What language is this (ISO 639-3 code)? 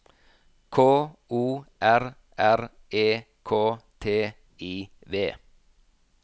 nor